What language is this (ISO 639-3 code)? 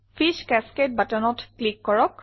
asm